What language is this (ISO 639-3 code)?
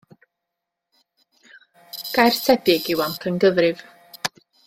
cym